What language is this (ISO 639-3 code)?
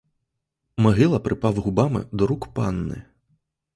ukr